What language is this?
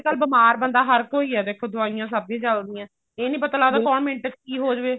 Punjabi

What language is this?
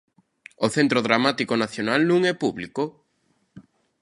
Galician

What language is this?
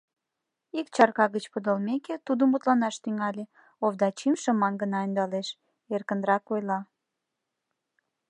Mari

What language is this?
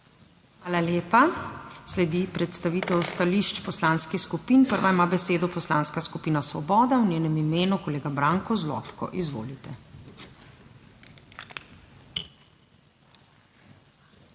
Slovenian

